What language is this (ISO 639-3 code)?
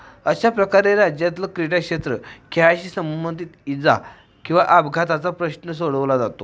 mar